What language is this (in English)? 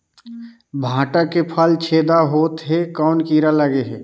Chhattisgarhi